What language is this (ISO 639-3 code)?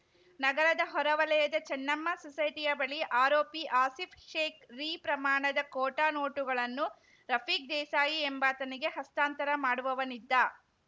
kan